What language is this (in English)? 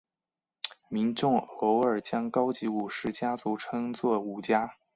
Chinese